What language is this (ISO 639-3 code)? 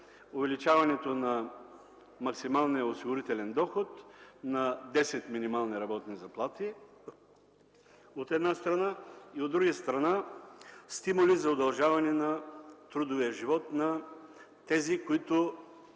bul